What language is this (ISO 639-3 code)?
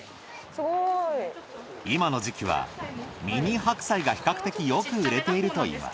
jpn